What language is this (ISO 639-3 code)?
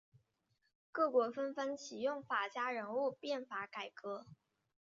zho